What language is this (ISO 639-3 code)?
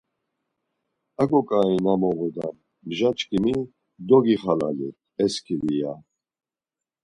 lzz